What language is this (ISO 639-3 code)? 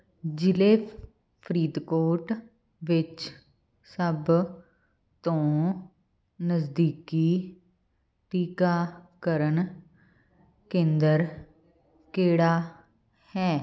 pan